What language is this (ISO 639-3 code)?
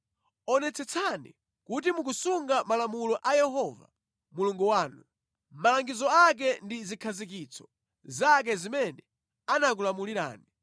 nya